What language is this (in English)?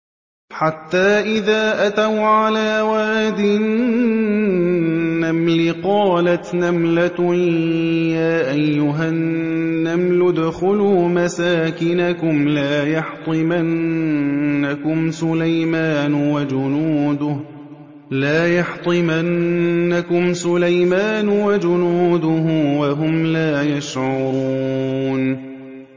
Arabic